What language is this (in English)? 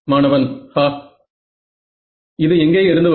Tamil